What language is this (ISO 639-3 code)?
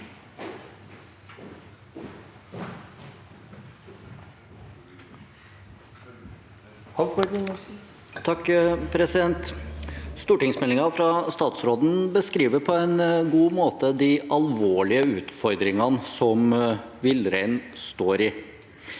nor